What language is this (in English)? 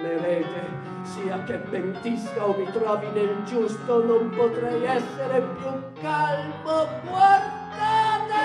Italian